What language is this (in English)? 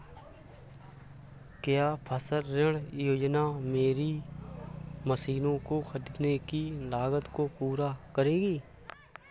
Hindi